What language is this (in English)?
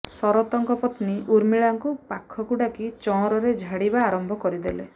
Odia